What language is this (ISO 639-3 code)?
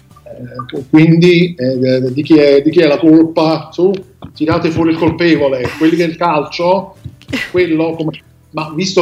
ita